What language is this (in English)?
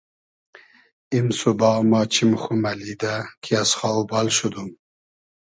Hazaragi